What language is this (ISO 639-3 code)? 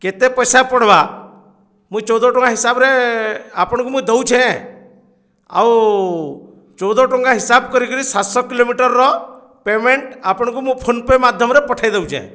ori